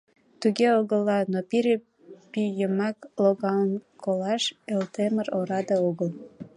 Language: Mari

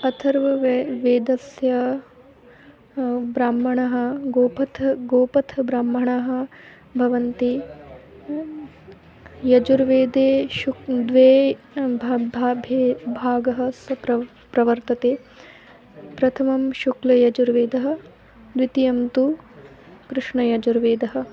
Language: Sanskrit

